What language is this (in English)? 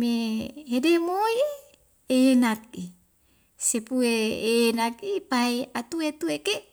Wemale